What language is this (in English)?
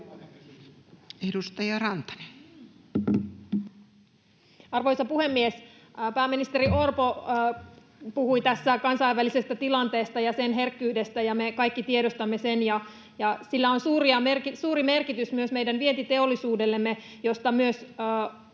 Finnish